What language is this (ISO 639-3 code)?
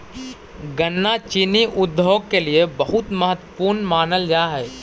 mag